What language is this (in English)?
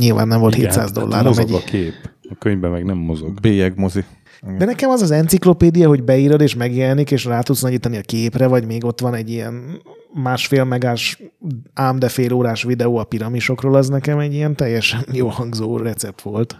Hungarian